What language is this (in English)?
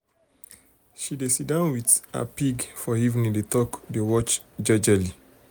Nigerian Pidgin